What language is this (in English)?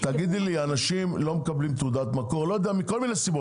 Hebrew